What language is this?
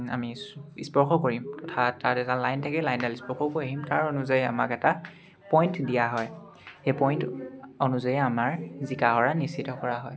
Assamese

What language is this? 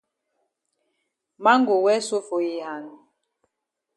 Cameroon Pidgin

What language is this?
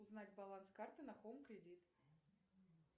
Russian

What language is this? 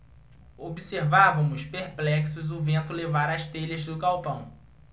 Portuguese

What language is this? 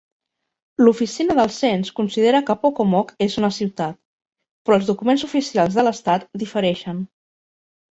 Catalan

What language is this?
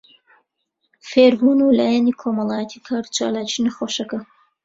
Central Kurdish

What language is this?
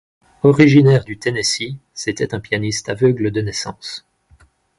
French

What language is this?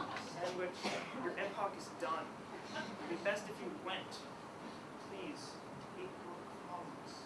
English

